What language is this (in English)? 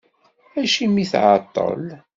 Kabyle